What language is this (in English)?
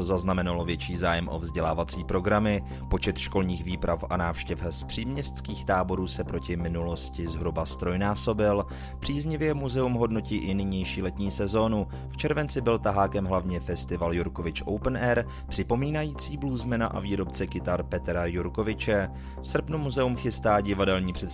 Czech